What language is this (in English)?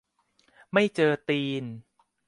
Thai